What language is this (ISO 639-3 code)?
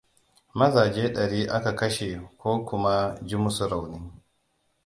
hau